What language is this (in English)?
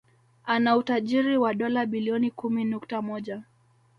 Swahili